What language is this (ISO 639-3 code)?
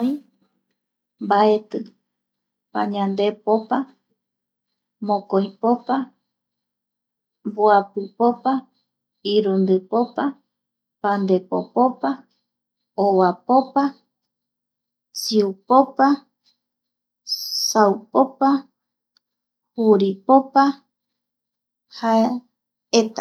gui